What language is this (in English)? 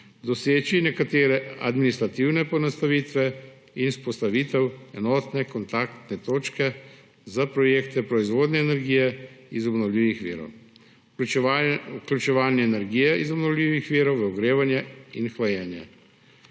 Slovenian